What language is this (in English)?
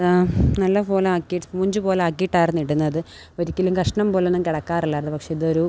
Malayalam